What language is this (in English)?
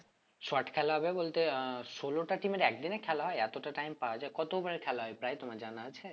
Bangla